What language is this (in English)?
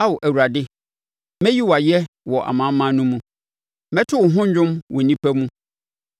Akan